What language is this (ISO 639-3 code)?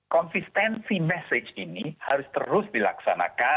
ind